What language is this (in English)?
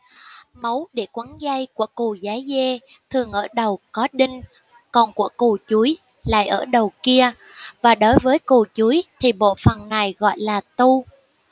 Vietnamese